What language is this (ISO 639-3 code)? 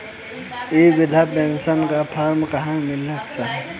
bho